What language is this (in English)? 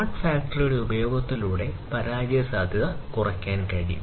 Malayalam